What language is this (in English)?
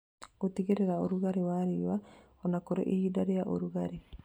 Kikuyu